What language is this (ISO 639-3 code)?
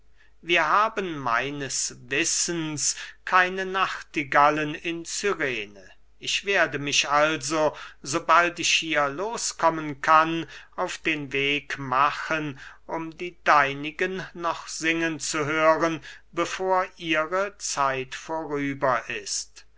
deu